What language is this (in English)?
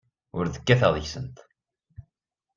Kabyle